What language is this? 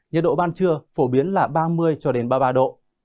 Vietnamese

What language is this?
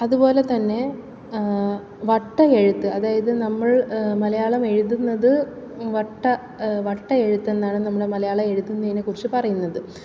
Malayalam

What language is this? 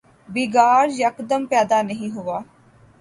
Urdu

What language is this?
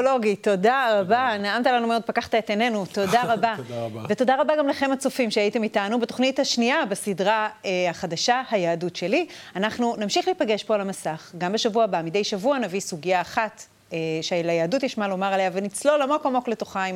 Hebrew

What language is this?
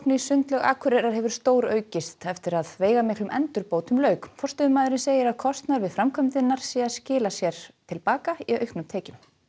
Icelandic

